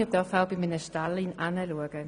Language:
Swiss German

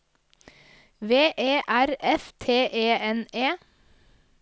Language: Norwegian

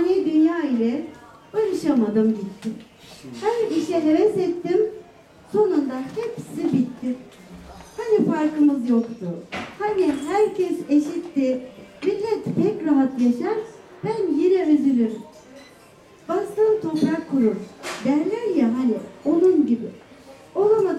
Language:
Turkish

